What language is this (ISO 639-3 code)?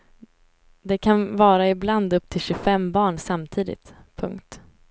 swe